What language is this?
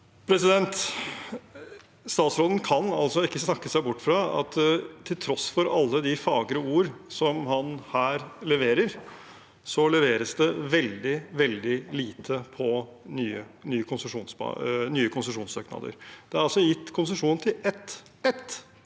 Norwegian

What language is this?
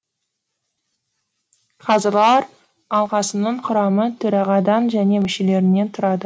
Kazakh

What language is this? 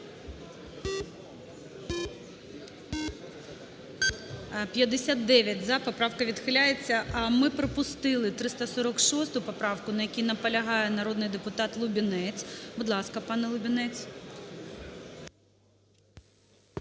Ukrainian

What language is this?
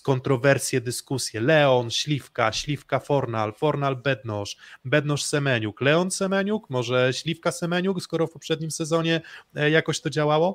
Polish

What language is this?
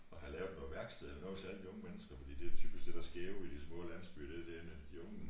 Danish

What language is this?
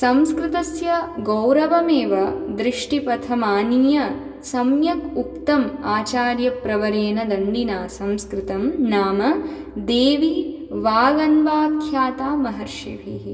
Sanskrit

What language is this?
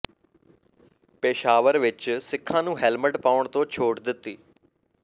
Punjabi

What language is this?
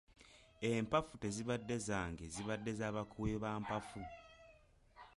Ganda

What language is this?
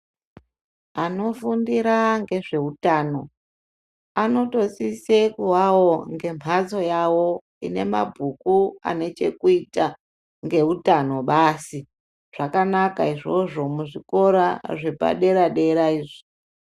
Ndau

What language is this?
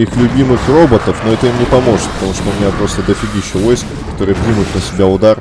Russian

